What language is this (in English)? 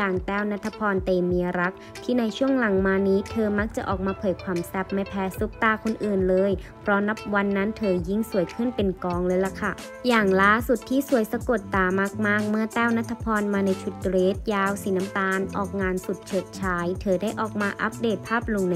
Thai